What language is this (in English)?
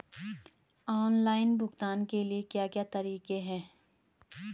Hindi